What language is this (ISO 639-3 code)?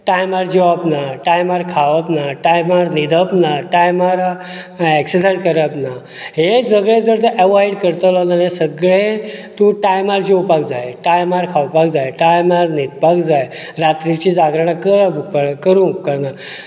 kok